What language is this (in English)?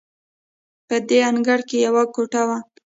Pashto